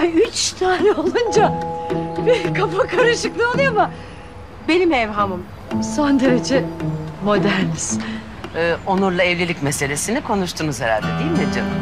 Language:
Turkish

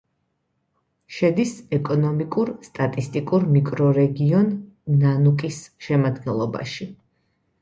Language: Georgian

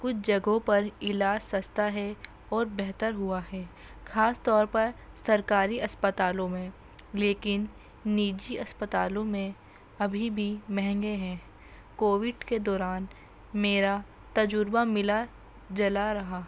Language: Urdu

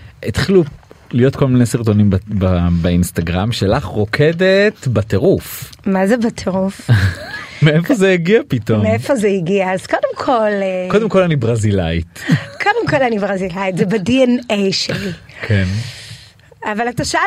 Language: Hebrew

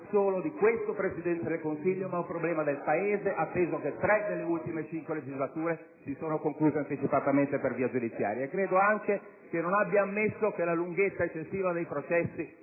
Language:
Italian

